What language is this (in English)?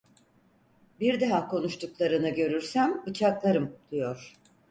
Turkish